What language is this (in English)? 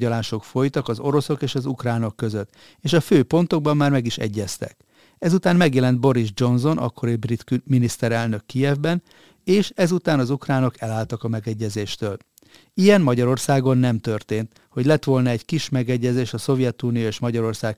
Hungarian